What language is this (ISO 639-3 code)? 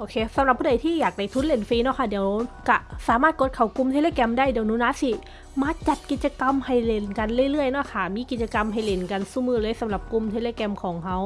tha